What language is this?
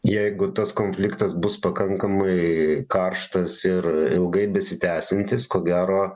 Lithuanian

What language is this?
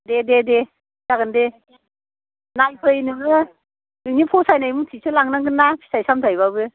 Bodo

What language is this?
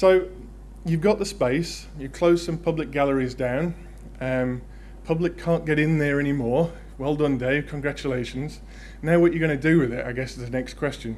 English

